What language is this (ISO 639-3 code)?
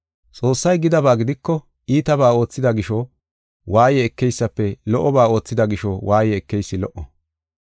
gof